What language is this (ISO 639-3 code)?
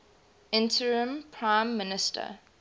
eng